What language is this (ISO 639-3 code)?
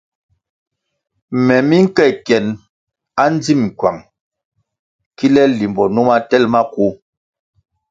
nmg